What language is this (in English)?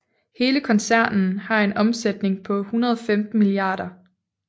Danish